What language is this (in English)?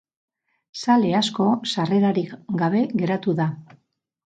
Basque